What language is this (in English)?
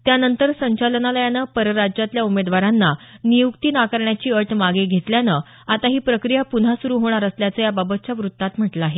Marathi